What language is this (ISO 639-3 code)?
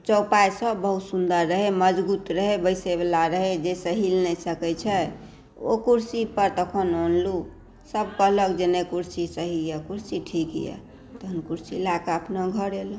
mai